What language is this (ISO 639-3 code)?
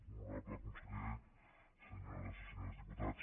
cat